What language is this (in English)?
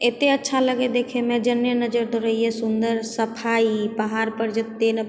Maithili